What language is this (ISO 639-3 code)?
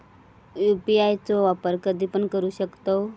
mar